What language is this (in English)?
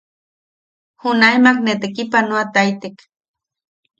Yaqui